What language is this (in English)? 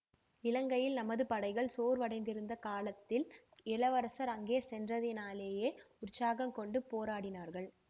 Tamil